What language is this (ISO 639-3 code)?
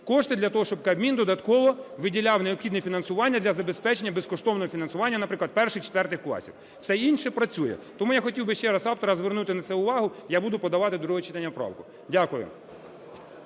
ukr